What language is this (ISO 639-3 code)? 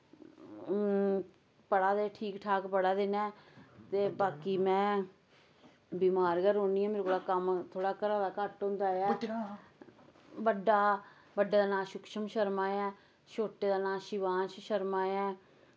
doi